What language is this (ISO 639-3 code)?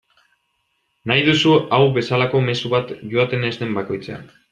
eus